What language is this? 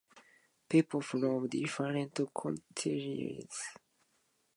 English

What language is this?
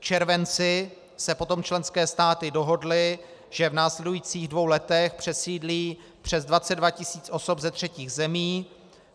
Czech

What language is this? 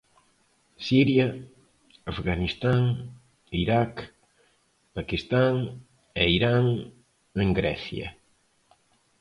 Galician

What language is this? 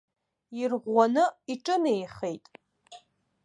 Abkhazian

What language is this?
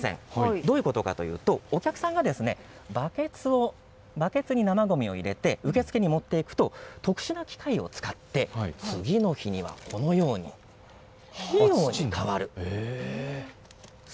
Japanese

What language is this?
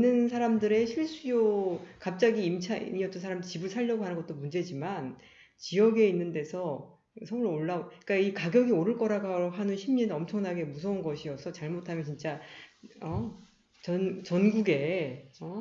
Korean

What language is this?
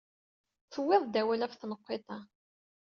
Kabyle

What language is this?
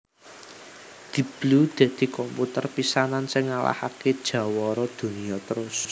Javanese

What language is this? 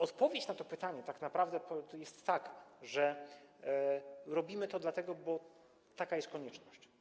Polish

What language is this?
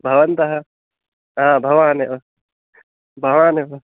Sanskrit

